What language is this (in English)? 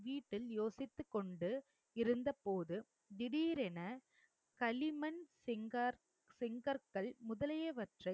Tamil